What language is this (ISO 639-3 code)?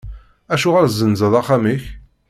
kab